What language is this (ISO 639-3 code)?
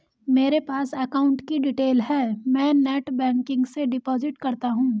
hin